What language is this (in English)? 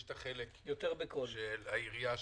Hebrew